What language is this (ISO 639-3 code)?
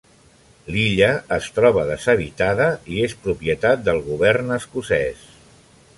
cat